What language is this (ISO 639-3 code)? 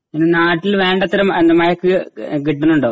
mal